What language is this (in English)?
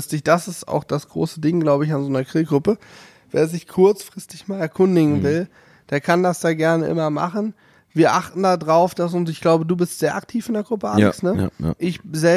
German